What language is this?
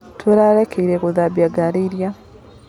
Kikuyu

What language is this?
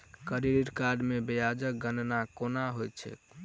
Maithili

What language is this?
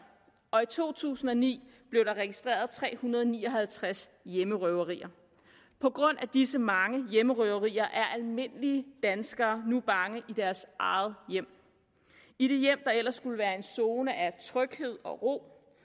Danish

